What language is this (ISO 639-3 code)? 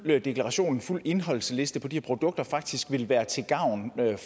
dan